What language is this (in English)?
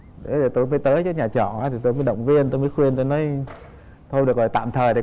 Vietnamese